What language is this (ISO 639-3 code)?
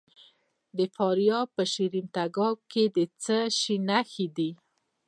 pus